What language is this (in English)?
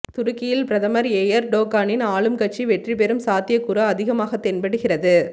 Tamil